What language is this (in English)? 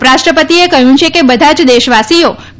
Gujarati